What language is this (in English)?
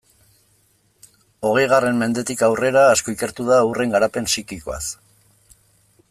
Basque